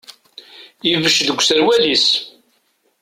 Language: Kabyle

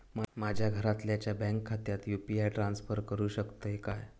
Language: Marathi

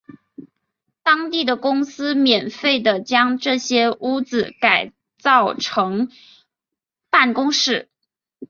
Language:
Chinese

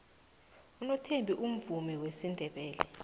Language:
South Ndebele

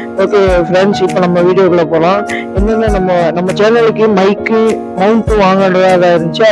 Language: Tamil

